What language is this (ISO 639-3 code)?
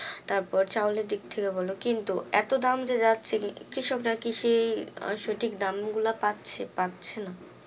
ben